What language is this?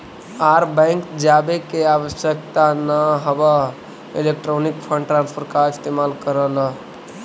Magahi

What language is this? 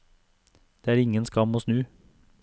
Norwegian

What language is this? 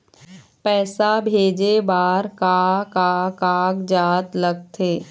Chhattisgarhi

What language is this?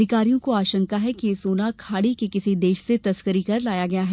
Hindi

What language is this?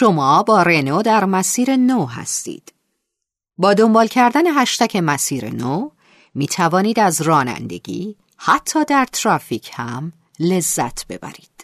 Persian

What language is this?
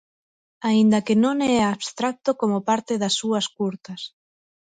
Galician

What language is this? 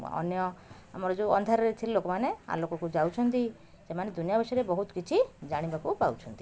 Odia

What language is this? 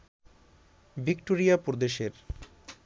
Bangla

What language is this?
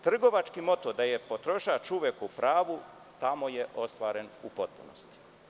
Serbian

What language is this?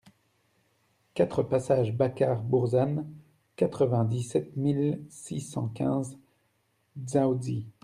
French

